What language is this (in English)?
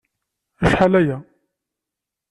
Kabyle